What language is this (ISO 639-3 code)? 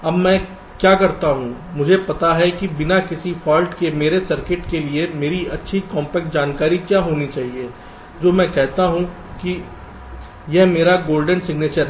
hin